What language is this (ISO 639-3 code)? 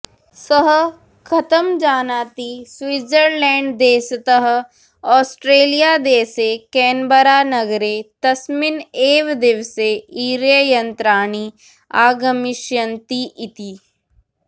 san